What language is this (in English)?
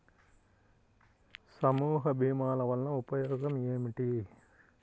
Telugu